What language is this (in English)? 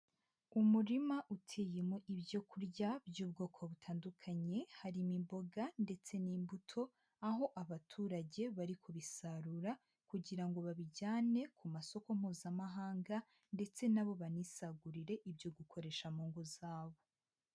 Kinyarwanda